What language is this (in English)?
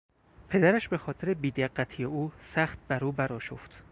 Persian